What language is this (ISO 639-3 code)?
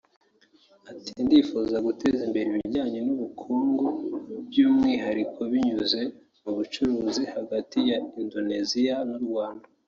kin